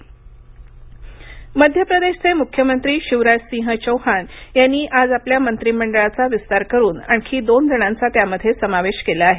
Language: Marathi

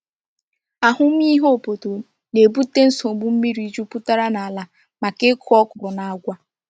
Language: Igbo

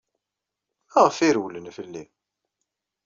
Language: Kabyle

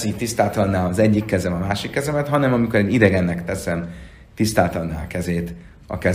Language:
Hungarian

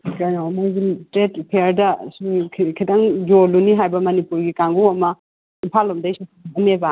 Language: Manipuri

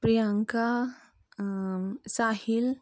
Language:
Konkani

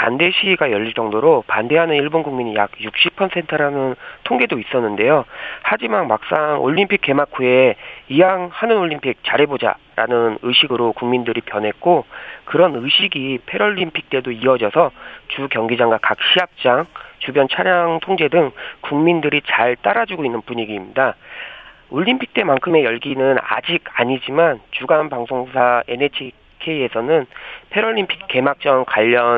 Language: Korean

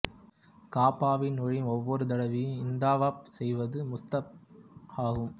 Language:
Tamil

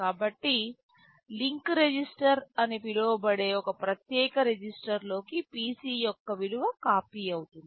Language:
Telugu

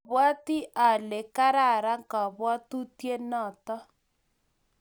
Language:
Kalenjin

